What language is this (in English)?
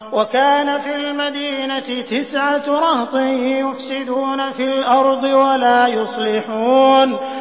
Arabic